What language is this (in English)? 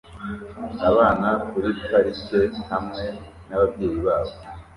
Kinyarwanda